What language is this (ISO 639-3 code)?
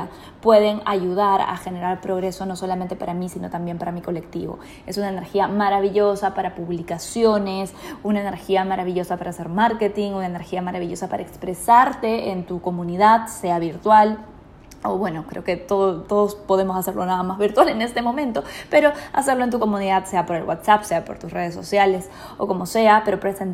spa